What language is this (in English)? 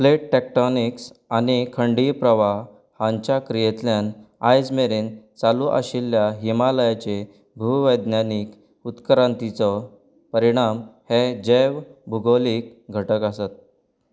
Konkani